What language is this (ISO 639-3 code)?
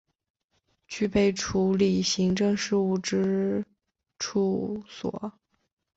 zho